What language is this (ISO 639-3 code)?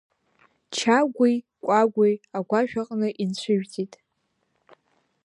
abk